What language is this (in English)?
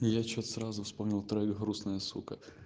Russian